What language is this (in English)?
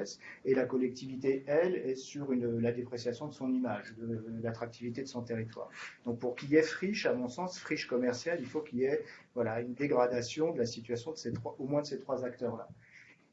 French